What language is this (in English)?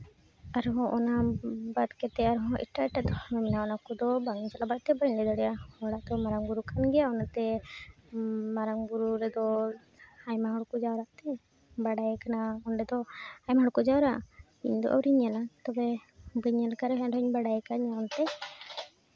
Santali